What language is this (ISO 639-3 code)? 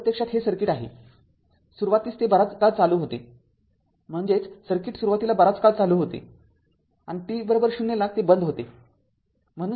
mar